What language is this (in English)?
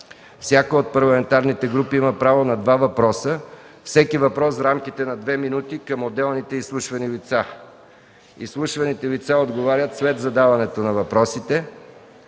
Bulgarian